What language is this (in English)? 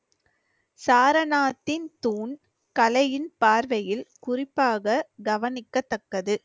Tamil